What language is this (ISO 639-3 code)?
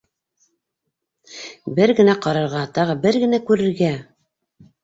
bak